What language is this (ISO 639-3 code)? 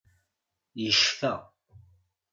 kab